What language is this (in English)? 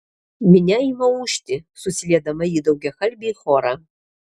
Lithuanian